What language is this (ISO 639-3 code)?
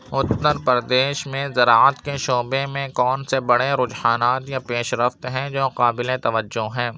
urd